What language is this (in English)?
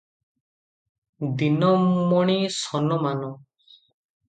Odia